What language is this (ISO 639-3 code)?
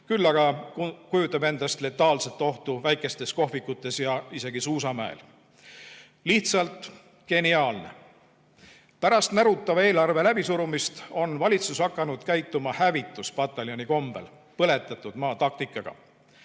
est